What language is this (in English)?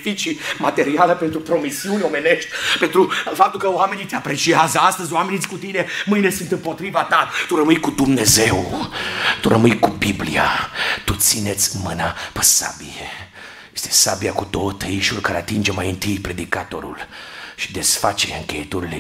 Romanian